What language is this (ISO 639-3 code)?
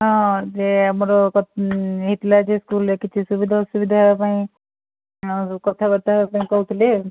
ori